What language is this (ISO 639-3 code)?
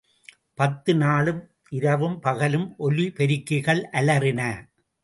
tam